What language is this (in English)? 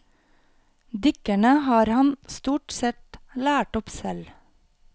Norwegian